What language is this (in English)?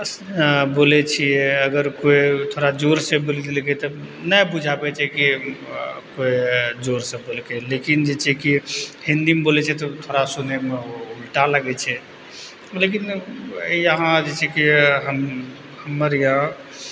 Maithili